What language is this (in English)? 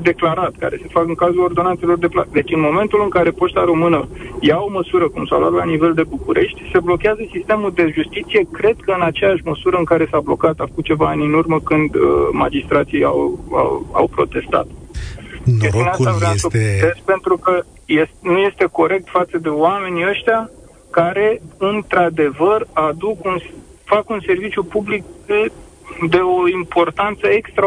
Romanian